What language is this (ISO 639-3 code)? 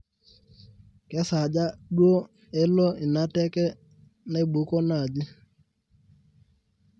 mas